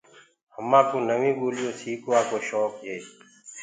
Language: Gurgula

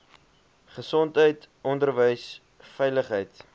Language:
Afrikaans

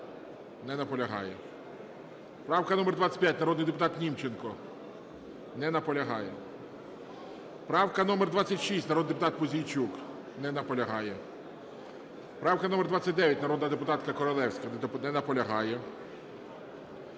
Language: Ukrainian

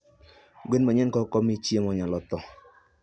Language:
Luo (Kenya and Tanzania)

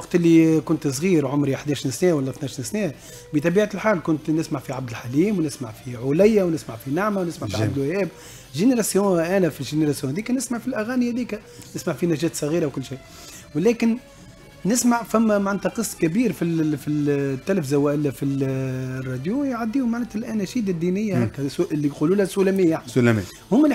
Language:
Arabic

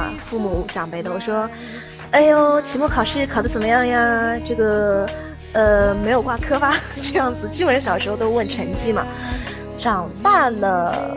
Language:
Chinese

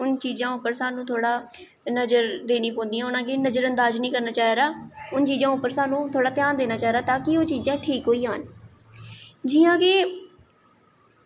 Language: Dogri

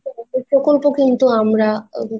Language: Bangla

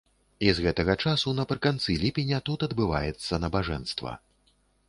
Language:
Belarusian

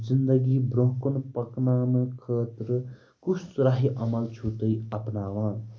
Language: Kashmiri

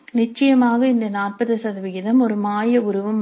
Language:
Tamil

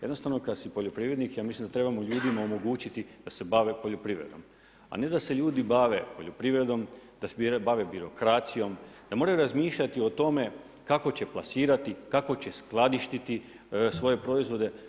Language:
Croatian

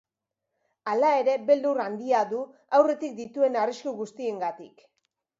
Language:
Basque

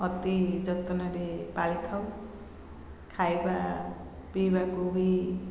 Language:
Odia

